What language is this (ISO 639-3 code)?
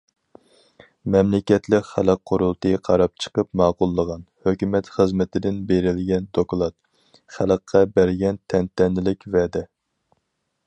uig